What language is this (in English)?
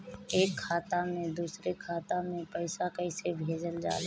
Bhojpuri